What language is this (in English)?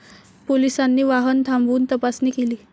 Marathi